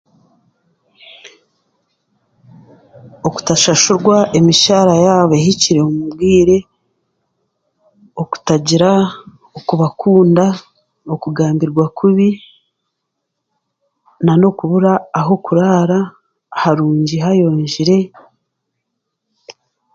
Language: Chiga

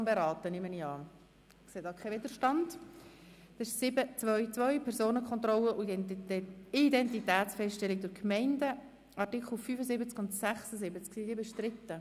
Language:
Swiss German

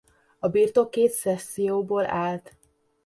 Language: Hungarian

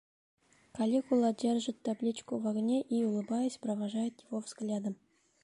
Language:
Bashkir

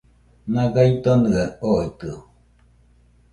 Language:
Nüpode Huitoto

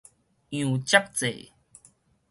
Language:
Min Nan Chinese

